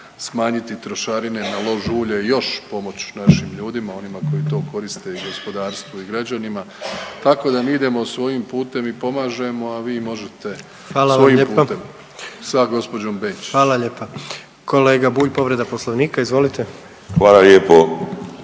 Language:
Croatian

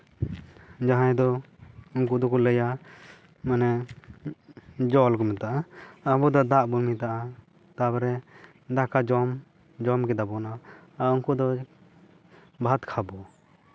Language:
Santali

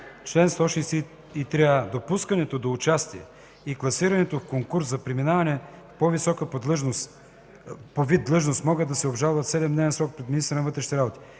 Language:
Bulgarian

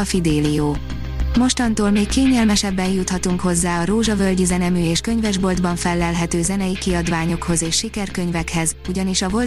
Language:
Hungarian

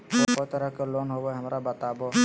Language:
Magahi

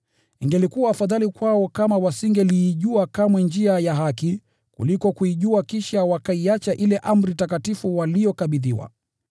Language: Swahili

